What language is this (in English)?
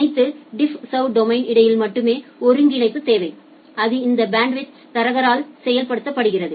Tamil